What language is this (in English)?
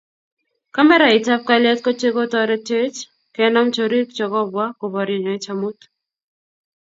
Kalenjin